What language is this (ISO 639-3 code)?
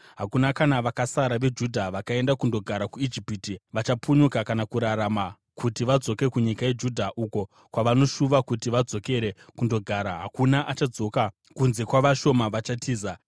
sna